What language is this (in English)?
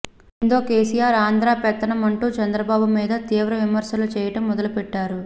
Telugu